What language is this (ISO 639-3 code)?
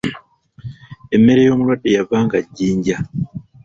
lug